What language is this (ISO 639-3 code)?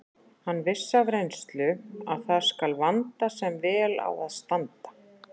isl